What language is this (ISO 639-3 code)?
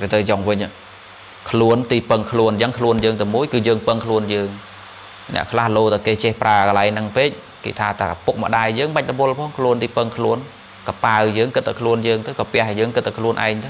vie